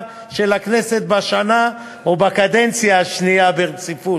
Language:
Hebrew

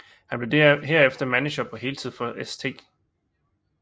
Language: Danish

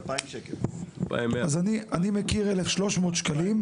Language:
Hebrew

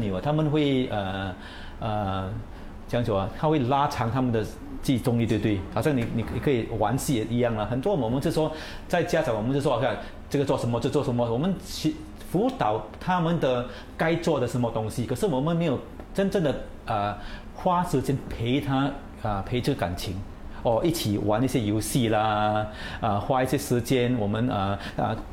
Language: Chinese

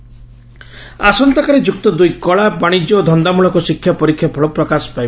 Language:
Odia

